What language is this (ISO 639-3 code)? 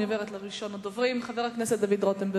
heb